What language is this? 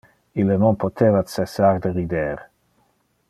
Interlingua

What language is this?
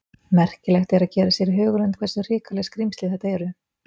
Icelandic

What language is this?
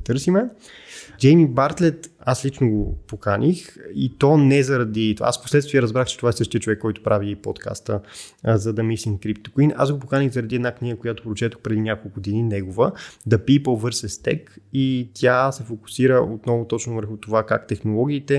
Bulgarian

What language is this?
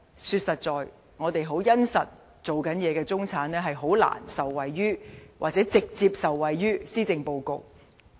Cantonese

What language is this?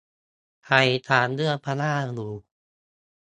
Thai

